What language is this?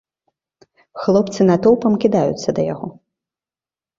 Belarusian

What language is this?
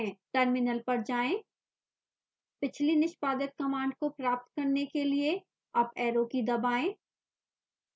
Hindi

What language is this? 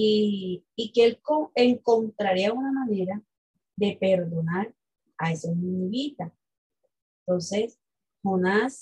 Spanish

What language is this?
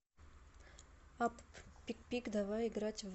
Russian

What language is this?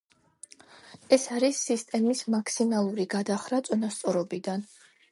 Georgian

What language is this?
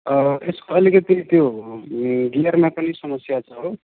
Nepali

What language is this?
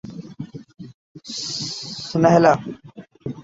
Urdu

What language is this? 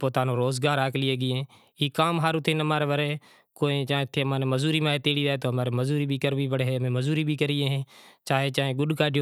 Kachi Koli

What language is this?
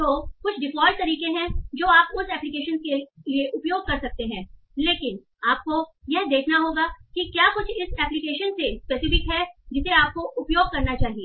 Hindi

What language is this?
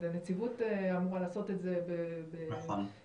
Hebrew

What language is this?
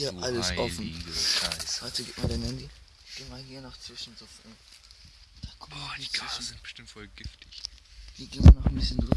German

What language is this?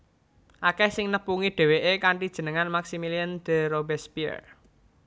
Javanese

